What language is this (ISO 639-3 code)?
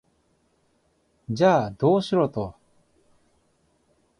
jpn